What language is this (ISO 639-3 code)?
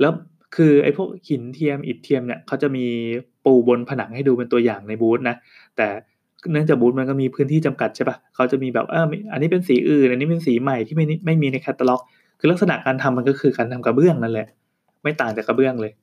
tha